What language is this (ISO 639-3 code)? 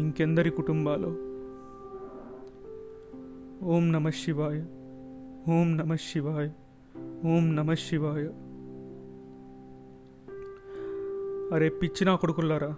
tel